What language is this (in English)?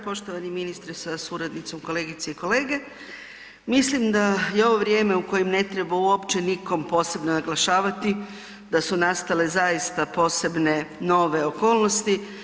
Croatian